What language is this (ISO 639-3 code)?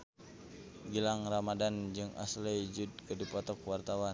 sun